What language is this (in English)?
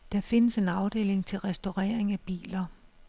Danish